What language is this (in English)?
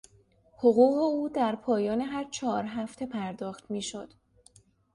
Persian